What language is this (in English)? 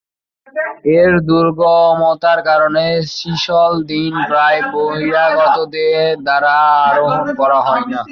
Bangla